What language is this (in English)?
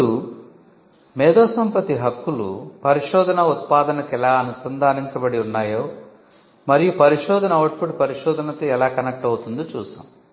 Telugu